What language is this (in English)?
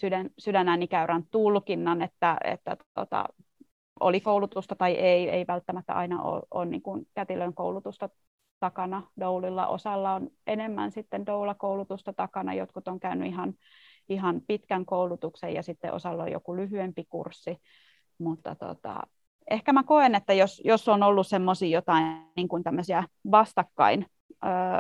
Finnish